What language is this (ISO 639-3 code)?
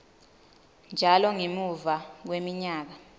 ssw